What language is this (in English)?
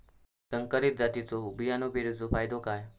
Marathi